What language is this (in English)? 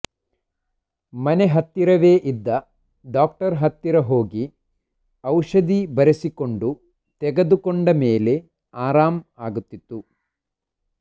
Kannada